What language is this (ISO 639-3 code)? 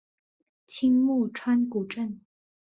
zho